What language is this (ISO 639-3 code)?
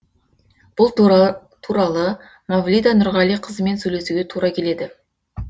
kaz